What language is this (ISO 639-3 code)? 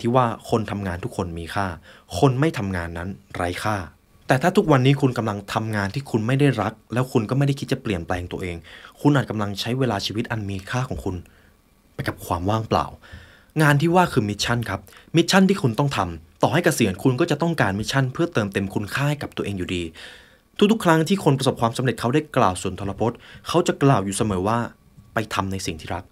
tha